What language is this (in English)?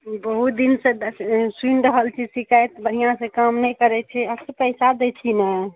Maithili